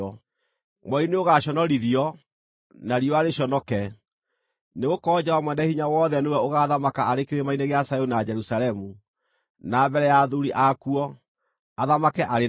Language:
Kikuyu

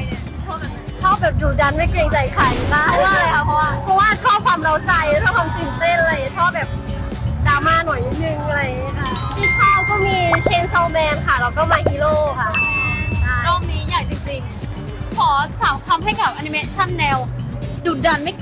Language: Thai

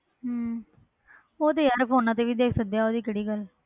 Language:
Punjabi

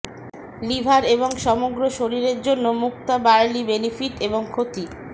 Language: Bangla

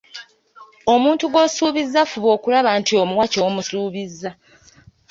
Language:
Ganda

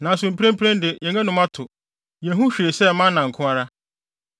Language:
Akan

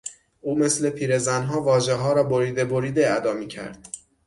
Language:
Persian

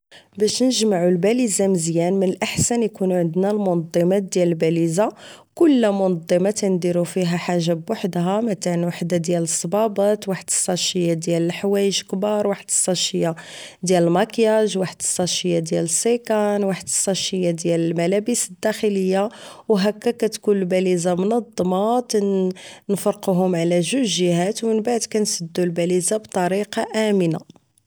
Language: Moroccan Arabic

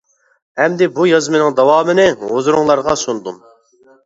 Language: Uyghur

